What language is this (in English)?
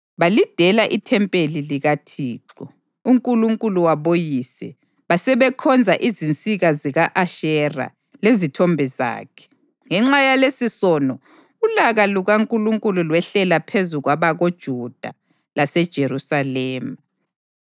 North Ndebele